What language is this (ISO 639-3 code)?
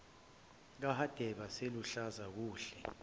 zul